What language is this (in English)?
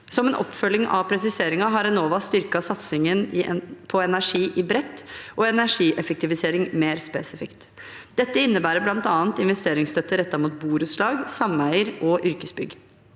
Norwegian